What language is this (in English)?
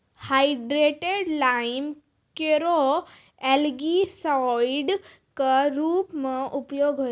Maithili